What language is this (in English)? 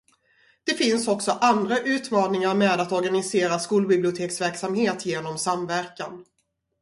Swedish